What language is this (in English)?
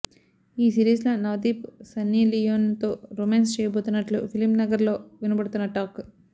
Telugu